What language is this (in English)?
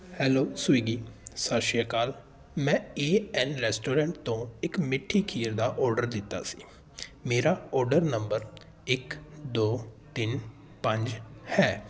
Punjabi